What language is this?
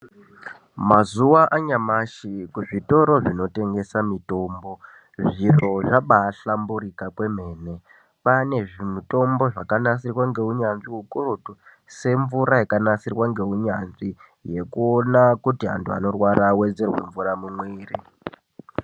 Ndau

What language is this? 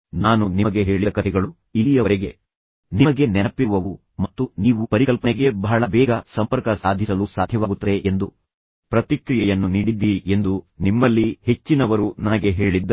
Kannada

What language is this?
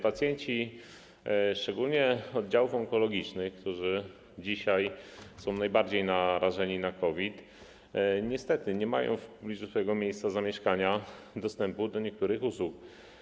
Polish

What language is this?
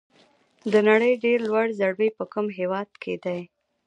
Pashto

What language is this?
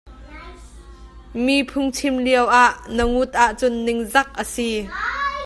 Hakha Chin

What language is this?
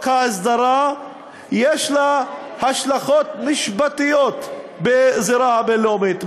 Hebrew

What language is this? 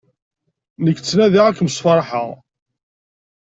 Kabyle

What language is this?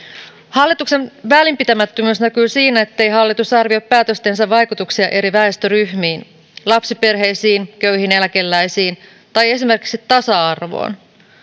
Finnish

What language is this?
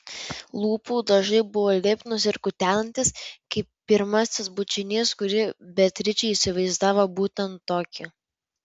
Lithuanian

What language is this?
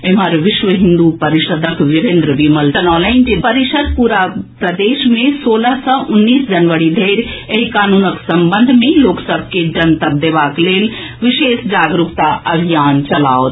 Maithili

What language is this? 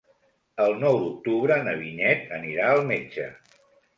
Catalan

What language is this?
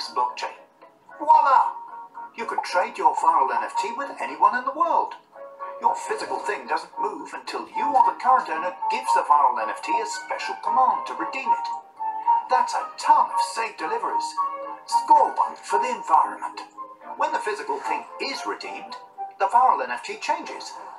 Romanian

